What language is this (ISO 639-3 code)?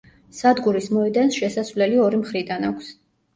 kat